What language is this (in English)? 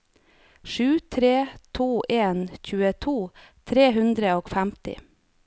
Norwegian